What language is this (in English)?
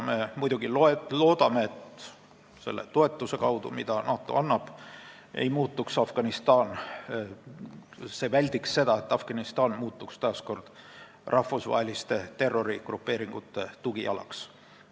Estonian